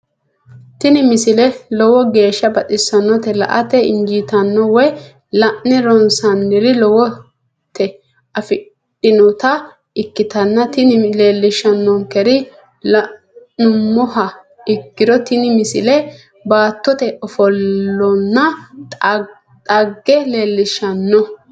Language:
Sidamo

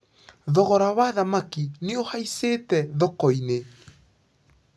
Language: Kikuyu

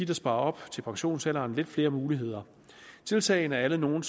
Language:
Danish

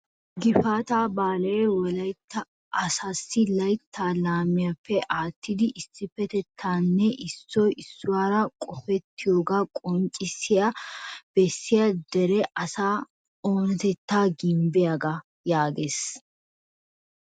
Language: Wolaytta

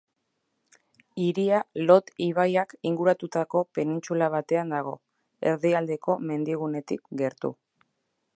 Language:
Basque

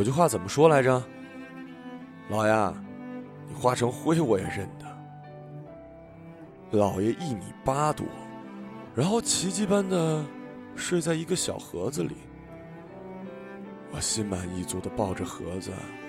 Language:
Chinese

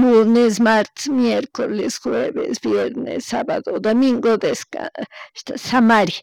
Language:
Chimborazo Highland Quichua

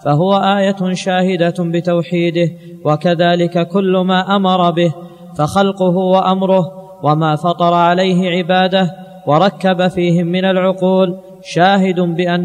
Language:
Arabic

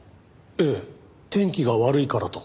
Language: Japanese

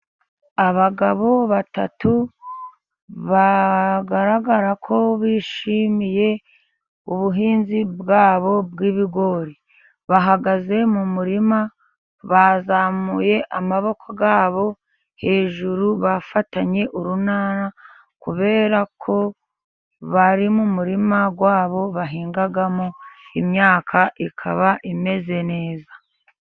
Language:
Kinyarwanda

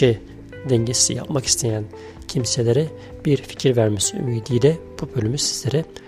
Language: Turkish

